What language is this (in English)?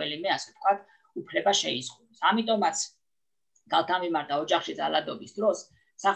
Italian